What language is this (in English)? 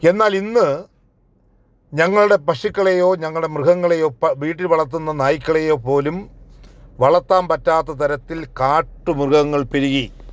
Malayalam